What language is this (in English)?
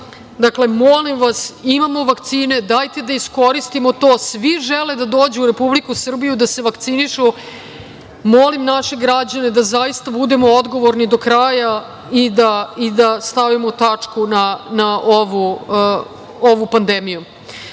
Serbian